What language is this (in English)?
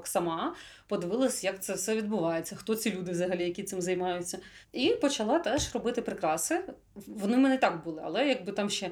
Ukrainian